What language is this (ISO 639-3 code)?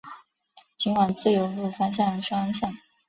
zho